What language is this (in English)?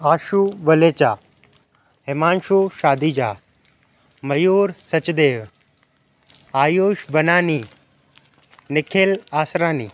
Sindhi